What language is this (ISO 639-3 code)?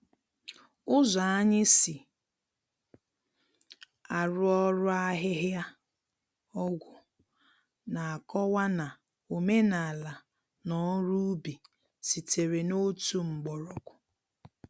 ibo